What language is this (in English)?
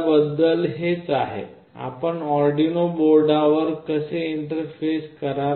Marathi